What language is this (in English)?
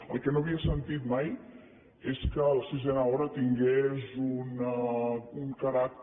Catalan